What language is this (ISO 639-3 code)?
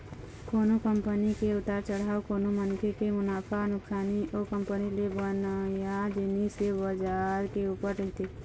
hne